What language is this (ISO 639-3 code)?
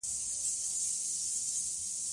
pus